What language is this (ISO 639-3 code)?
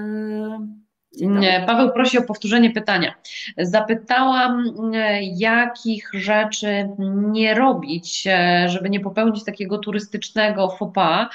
pol